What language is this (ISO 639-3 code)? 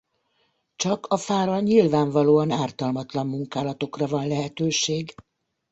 hun